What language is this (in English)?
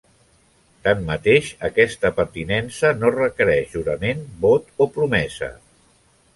Catalan